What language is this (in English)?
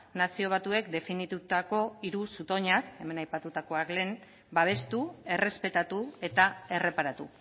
Basque